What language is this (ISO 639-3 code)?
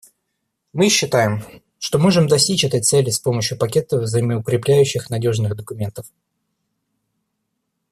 rus